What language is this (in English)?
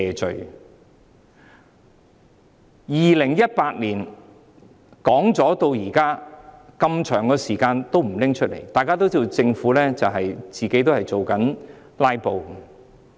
Cantonese